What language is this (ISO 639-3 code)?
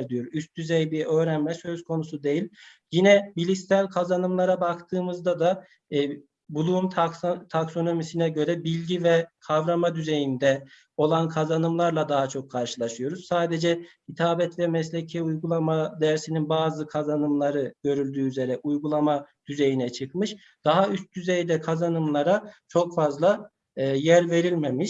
tur